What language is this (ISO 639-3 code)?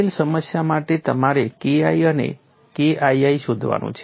guj